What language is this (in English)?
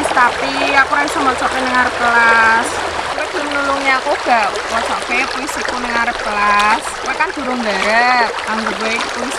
Indonesian